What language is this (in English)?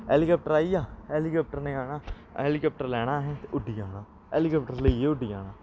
Dogri